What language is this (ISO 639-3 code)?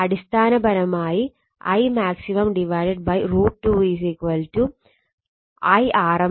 mal